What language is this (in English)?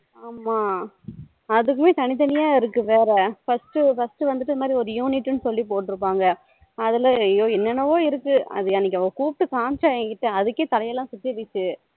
Tamil